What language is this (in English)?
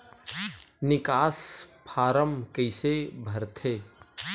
Chhattisgarhi